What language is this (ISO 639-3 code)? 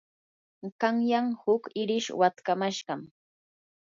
qur